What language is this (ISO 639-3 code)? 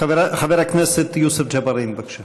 heb